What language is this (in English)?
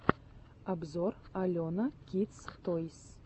Russian